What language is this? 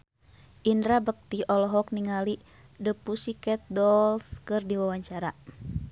Sundanese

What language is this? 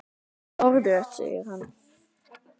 Icelandic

